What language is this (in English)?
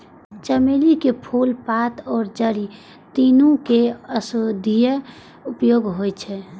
Maithili